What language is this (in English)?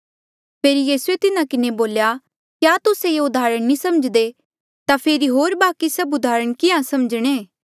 Mandeali